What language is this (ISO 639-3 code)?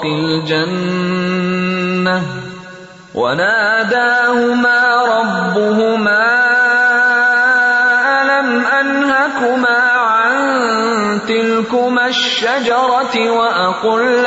urd